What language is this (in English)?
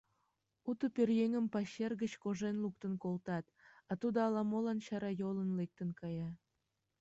Mari